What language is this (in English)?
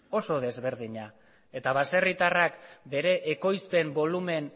Basque